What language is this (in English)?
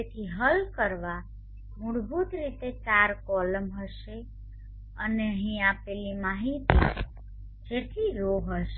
Gujarati